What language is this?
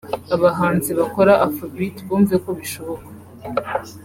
Kinyarwanda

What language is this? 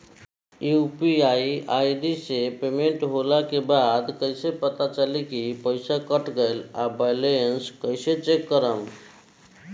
Bhojpuri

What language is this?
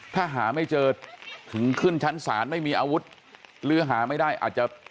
Thai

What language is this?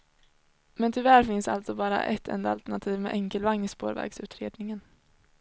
Swedish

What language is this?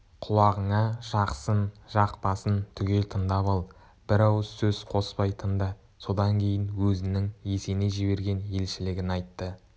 Kazakh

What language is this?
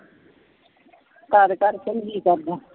Punjabi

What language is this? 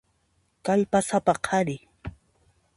Puno Quechua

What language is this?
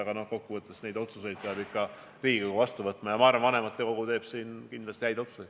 Estonian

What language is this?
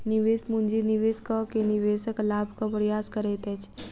Maithili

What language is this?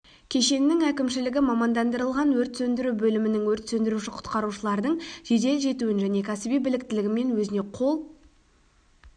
Kazakh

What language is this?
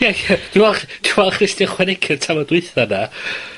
Welsh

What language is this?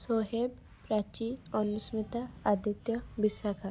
Odia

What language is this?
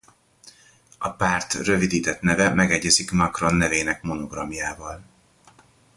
Hungarian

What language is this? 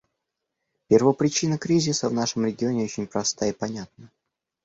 Russian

